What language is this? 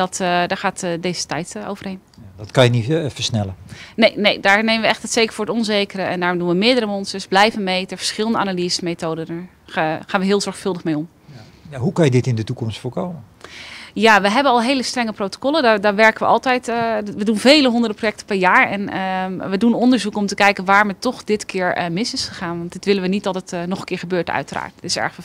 Dutch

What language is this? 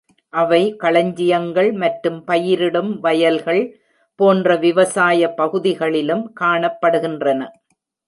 Tamil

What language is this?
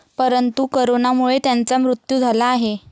Marathi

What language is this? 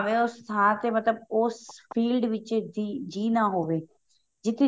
Punjabi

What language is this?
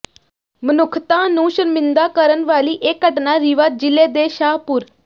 Punjabi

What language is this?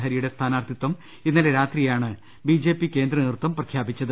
Malayalam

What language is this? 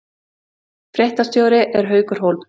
Icelandic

